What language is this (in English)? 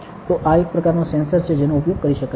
Gujarati